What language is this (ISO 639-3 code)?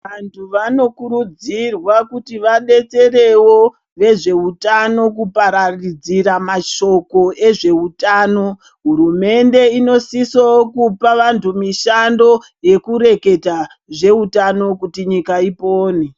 ndc